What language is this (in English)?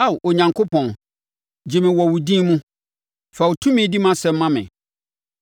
Akan